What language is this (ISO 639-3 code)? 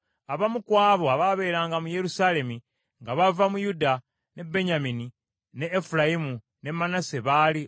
lug